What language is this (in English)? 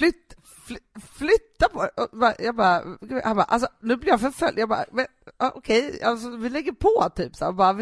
Swedish